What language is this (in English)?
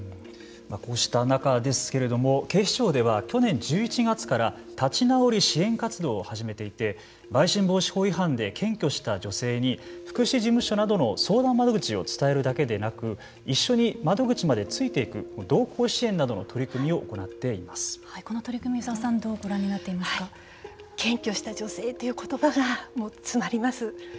Japanese